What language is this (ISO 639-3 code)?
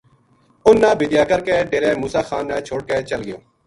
gju